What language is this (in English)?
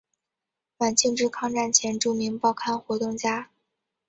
Chinese